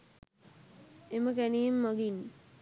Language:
Sinhala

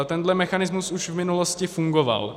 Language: Czech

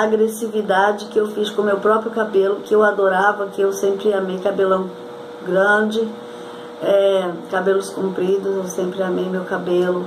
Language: Portuguese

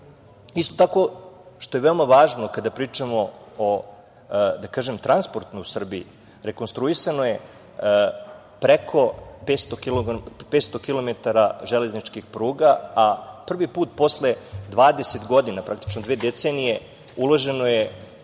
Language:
Serbian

